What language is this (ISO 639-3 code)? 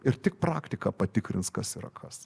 lit